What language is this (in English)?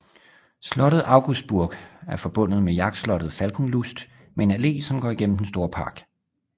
Danish